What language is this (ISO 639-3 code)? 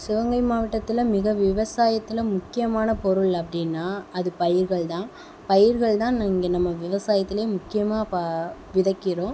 tam